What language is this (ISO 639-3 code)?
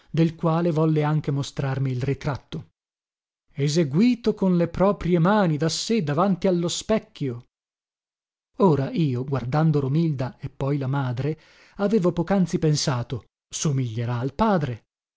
ita